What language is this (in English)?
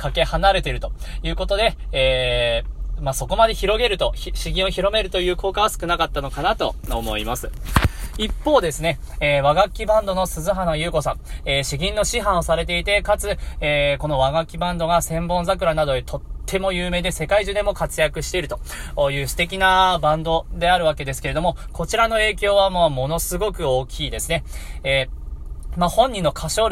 Japanese